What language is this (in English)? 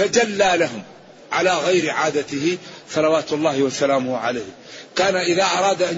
Arabic